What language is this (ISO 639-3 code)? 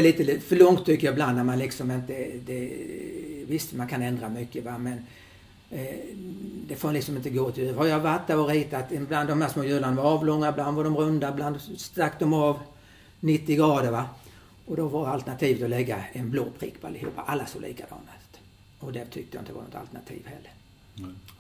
swe